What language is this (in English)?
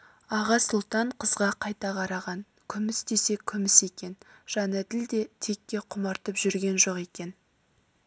Kazakh